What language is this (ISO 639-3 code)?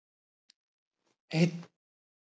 isl